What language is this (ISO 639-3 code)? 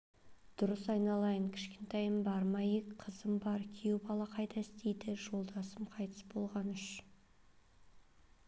kaz